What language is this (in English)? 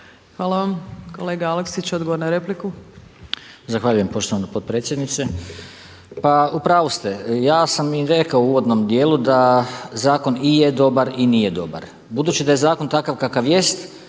Croatian